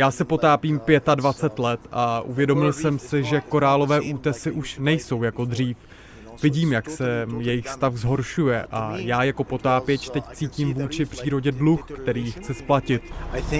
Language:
Czech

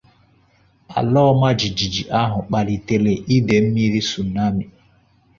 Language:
Igbo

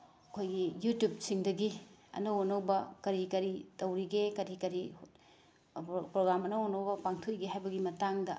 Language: Manipuri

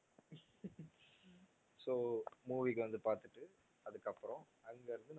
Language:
Tamil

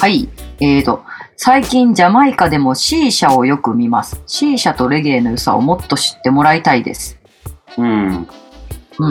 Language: Japanese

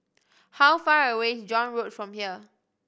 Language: English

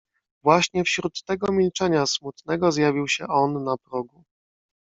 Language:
Polish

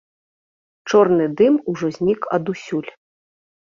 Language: Belarusian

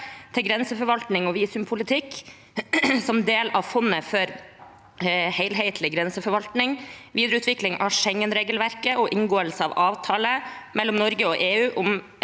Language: Norwegian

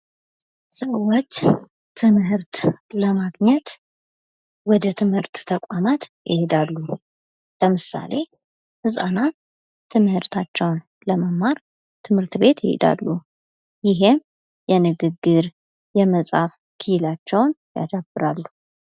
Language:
Amharic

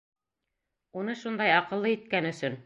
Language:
Bashkir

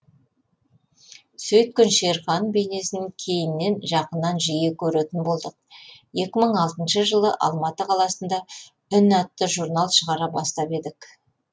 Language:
Kazakh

